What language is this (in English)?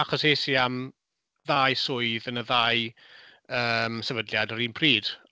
Welsh